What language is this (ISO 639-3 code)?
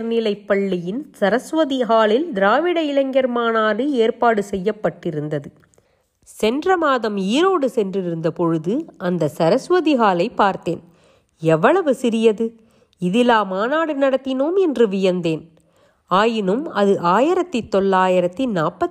tam